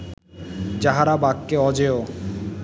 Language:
Bangla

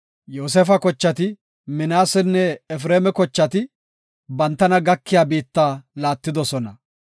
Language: Gofa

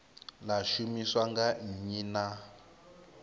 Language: Venda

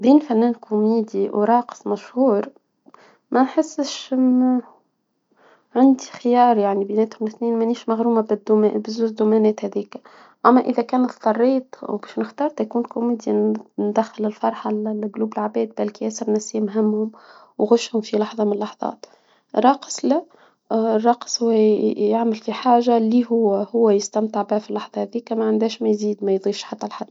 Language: Tunisian Arabic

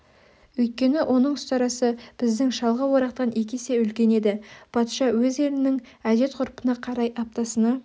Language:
Kazakh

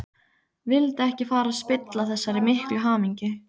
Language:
Icelandic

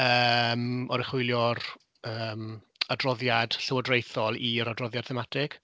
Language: Welsh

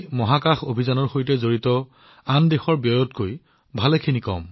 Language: Assamese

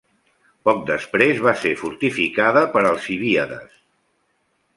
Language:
Catalan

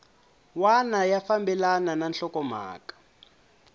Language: Tsonga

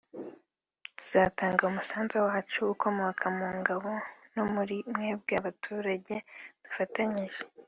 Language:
Kinyarwanda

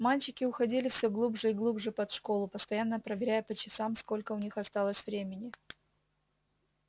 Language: Russian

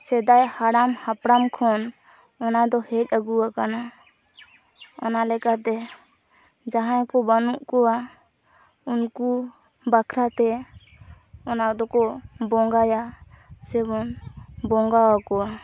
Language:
Santali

